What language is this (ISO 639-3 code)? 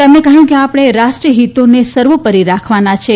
guj